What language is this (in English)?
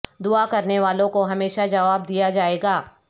Urdu